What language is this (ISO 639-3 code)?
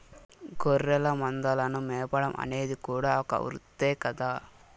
tel